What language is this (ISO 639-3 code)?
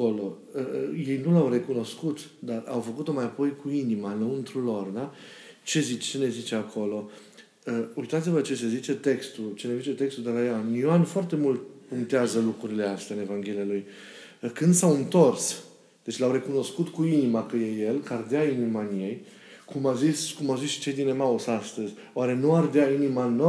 ron